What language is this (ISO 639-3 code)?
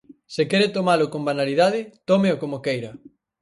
glg